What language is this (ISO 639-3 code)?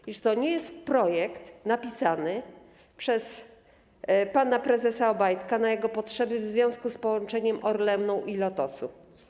pol